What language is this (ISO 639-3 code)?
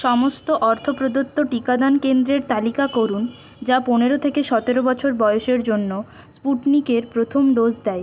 ben